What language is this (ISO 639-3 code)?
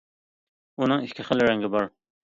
uig